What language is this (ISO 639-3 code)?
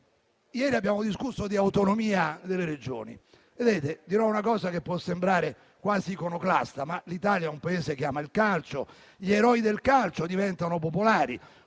ita